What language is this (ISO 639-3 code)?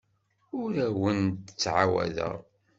kab